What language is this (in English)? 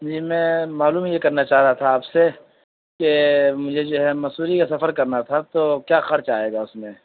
Urdu